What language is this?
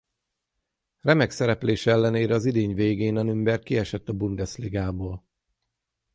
Hungarian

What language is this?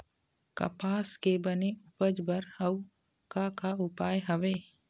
Chhattisgarhi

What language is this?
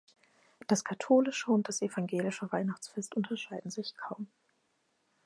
German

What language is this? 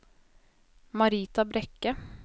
Norwegian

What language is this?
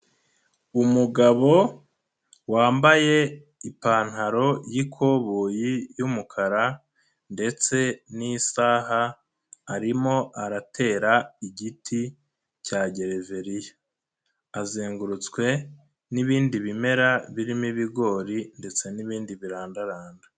Kinyarwanda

